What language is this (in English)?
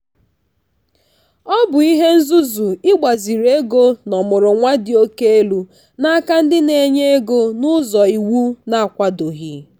Igbo